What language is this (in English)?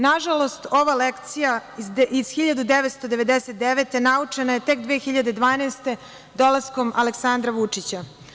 Serbian